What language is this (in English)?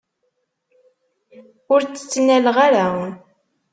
Kabyle